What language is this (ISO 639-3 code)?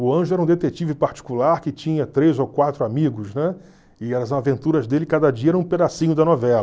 por